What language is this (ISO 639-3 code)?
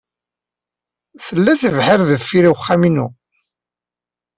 kab